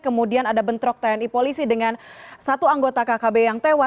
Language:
Indonesian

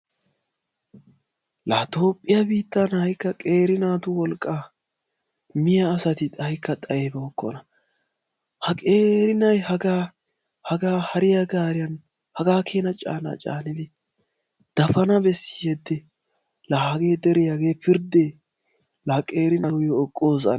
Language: Wolaytta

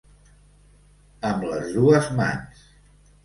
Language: Catalan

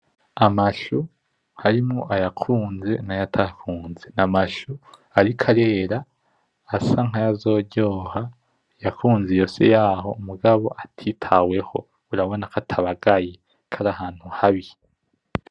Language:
Rundi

